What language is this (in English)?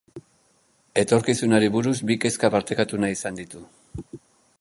Basque